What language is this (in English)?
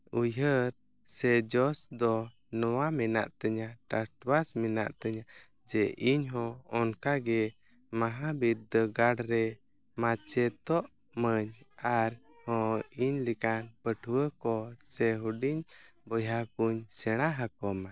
Santali